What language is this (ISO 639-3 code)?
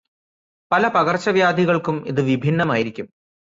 mal